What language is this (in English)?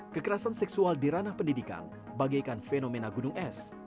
Indonesian